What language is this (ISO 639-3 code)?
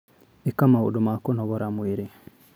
kik